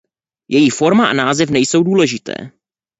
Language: Czech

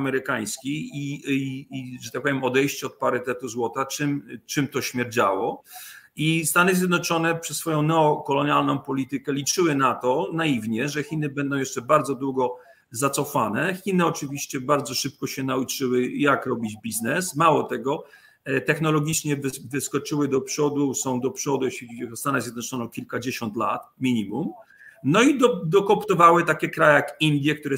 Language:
Polish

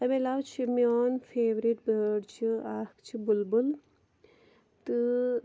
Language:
Kashmiri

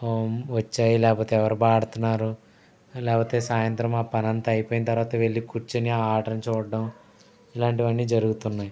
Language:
Telugu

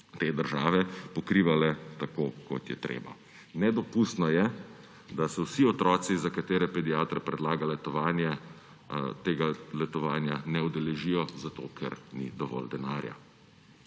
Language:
Slovenian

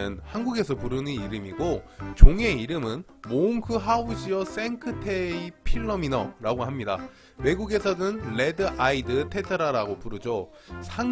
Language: Korean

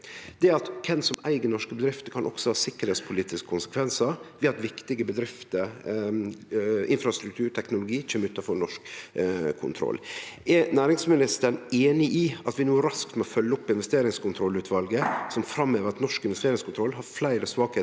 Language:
Norwegian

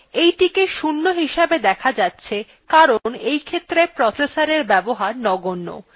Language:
Bangla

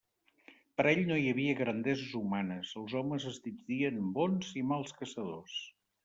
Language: Catalan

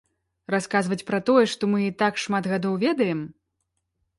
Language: Belarusian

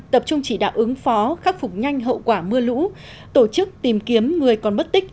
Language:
Vietnamese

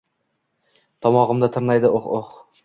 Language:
Uzbek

